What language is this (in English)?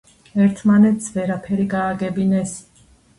Georgian